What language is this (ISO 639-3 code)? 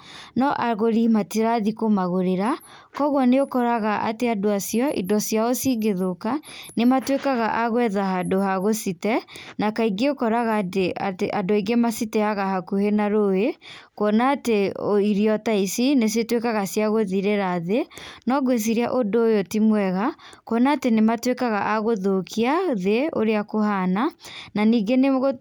kik